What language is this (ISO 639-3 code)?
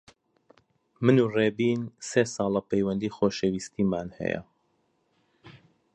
ckb